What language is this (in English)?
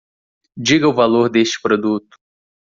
Portuguese